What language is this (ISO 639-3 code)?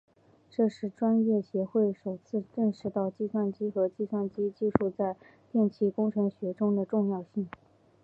zho